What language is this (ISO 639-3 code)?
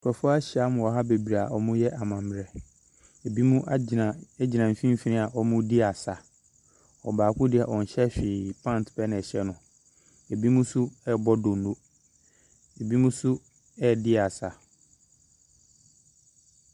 aka